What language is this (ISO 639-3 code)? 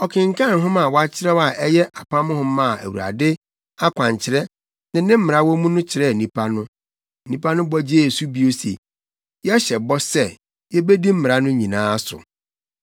aka